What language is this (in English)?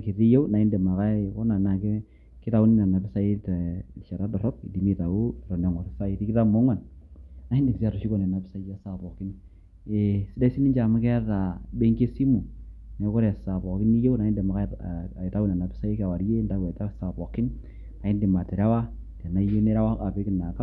Masai